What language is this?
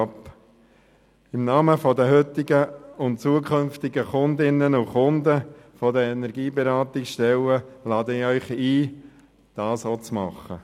Swiss German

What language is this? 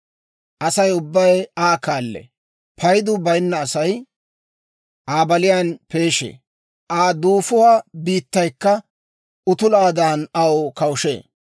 Dawro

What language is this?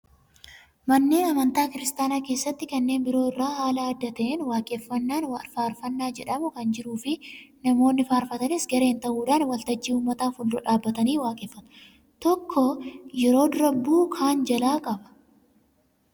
Oromo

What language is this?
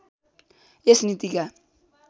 Nepali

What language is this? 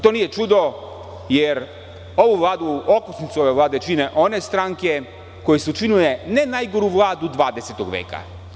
Serbian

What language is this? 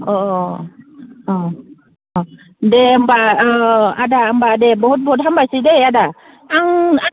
Bodo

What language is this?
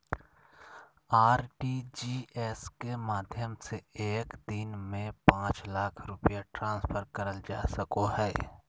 Magahi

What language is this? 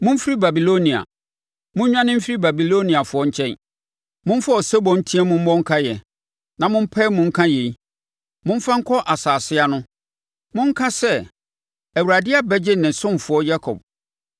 Akan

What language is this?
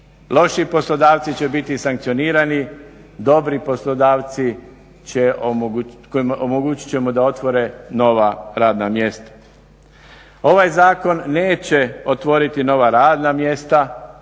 Croatian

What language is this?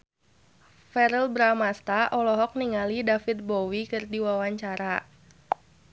Sundanese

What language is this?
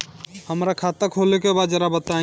Bhojpuri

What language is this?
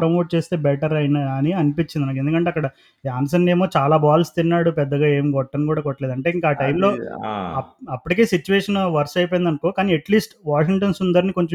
Telugu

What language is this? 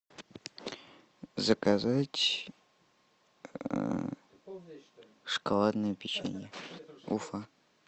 Russian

